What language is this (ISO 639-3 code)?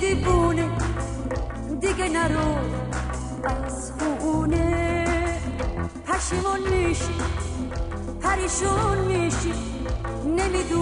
fas